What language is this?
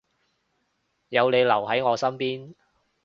Cantonese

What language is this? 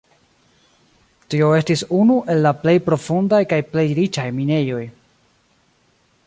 Esperanto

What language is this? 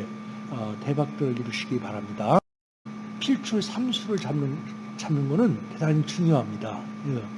Korean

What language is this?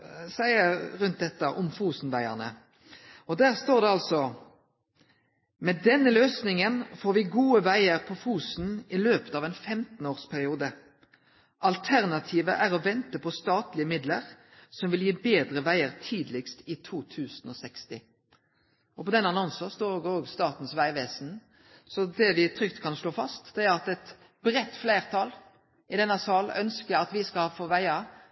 Norwegian Nynorsk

